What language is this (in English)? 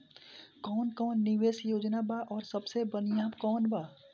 Bhojpuri